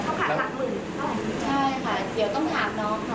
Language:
Thai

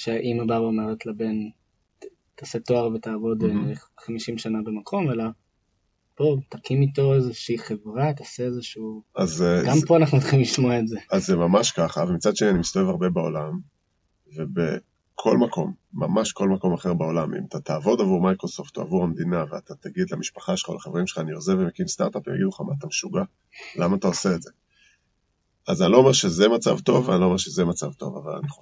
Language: Hebrew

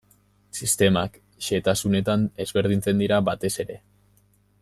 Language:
Basque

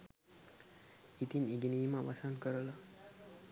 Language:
Sinhala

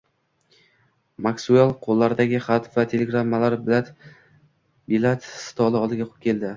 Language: Uzbek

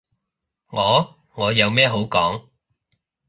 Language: Cantonese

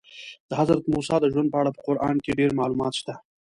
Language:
Pashto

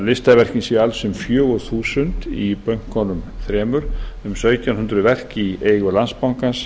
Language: Icelandic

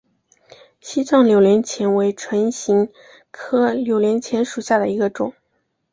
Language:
Chinese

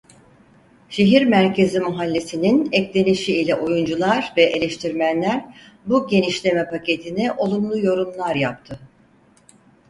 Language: Turkish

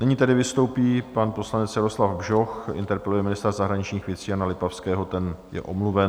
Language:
Czech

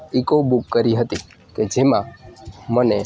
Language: Gujarati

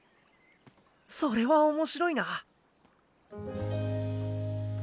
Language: Japanese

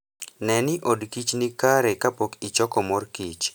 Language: Luo (Kenya and Tanzania)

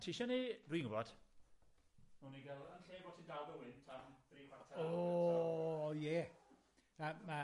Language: Welsh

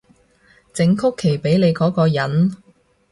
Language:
Cantonese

